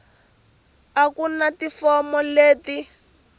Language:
Tsonga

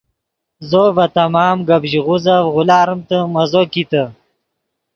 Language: Yidgha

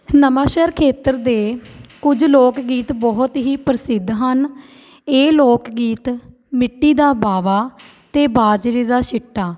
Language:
Punjabi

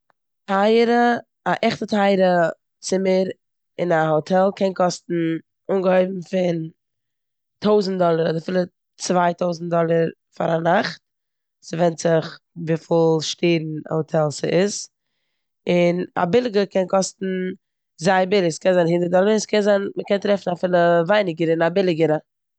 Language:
Yiddish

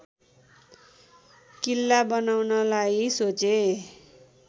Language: Nepali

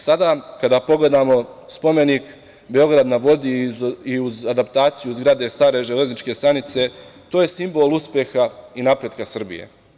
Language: Serbian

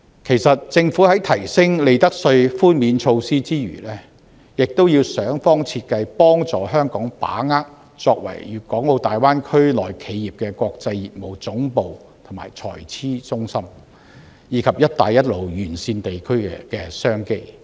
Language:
Cantonese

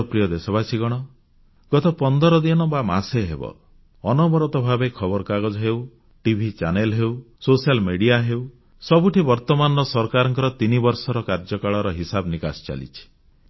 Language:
Odia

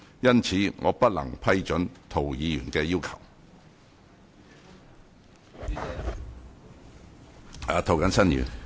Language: Cantonese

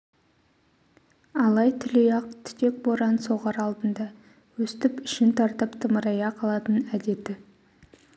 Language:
Kazakh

